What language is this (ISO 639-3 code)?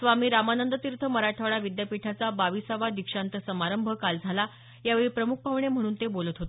mar